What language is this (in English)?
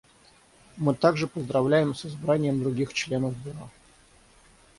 Russian